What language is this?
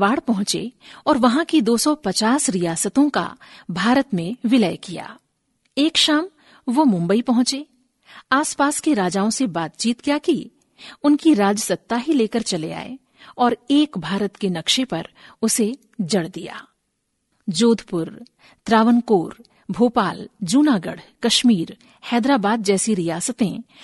Hindi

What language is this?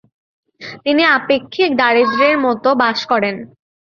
Bangla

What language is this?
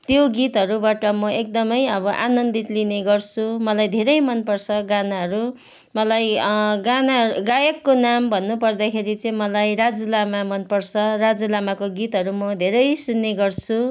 Nepali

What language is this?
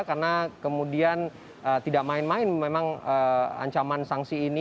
Indonesian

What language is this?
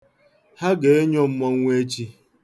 Igbo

